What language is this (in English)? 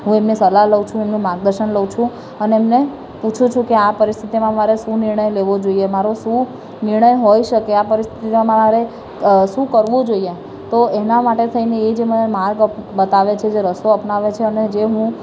Gujarati